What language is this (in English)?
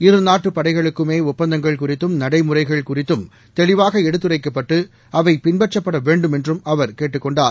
Tamil